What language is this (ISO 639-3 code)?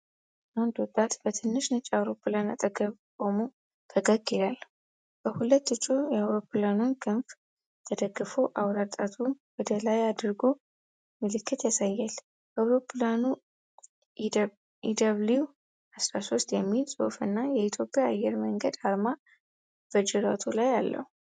amh